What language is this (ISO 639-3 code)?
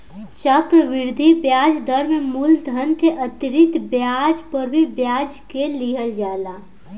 bho